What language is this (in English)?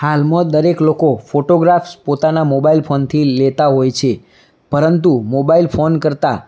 Gujarati